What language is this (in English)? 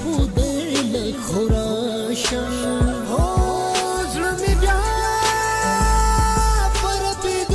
Arabic